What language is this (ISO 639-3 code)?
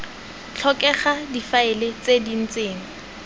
tsn